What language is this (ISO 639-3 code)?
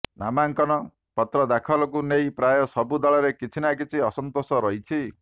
ori